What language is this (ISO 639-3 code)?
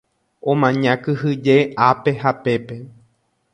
grn